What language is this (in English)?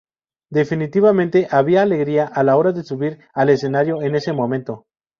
Spanish